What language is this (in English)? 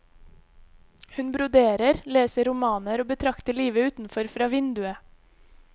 Norwegian